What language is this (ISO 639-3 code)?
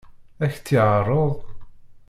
kab